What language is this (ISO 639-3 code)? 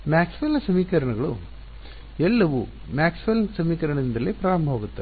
kan